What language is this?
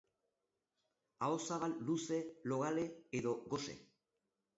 Basque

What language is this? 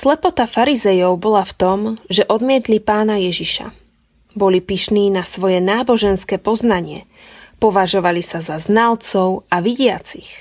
Slovak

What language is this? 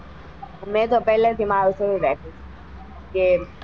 Gujarati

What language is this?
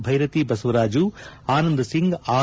Kannada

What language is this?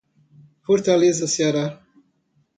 Portuguese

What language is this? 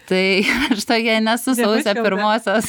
Lithuanian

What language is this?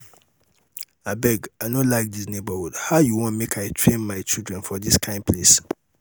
Nigerian Pidgin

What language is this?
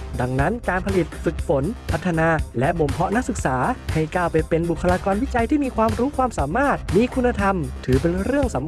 Thai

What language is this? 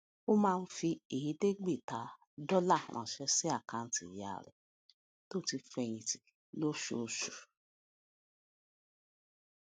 Yoruba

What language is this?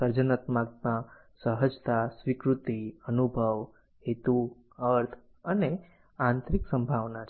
Gujarati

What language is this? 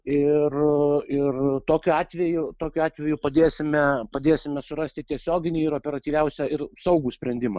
Lithuanian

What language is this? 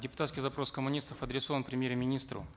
Kazakh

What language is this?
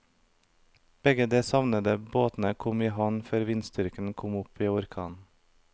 Norwegian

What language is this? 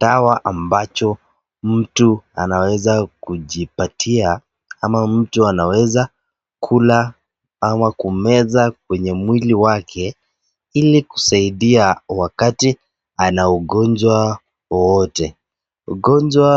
Swahili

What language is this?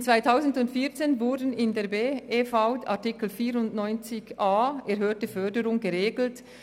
Swiss German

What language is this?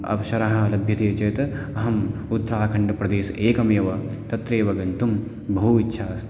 Sanskrit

